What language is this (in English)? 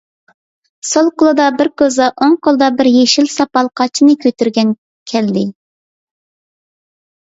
Uyghur